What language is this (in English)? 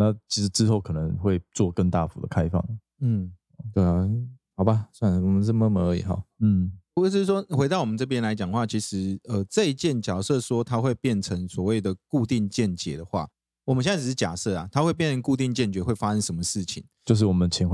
Chinese